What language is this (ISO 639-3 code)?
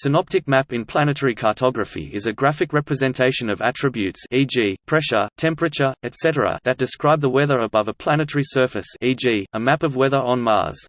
eng